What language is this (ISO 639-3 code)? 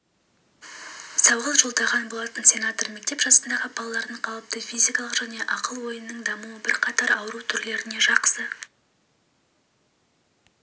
kaz